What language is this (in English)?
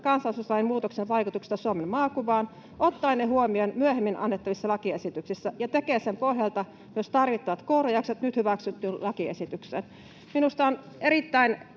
Finnish